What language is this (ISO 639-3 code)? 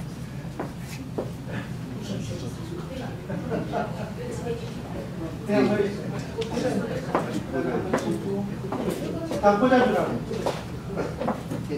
kor